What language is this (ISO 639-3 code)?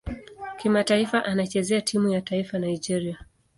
swa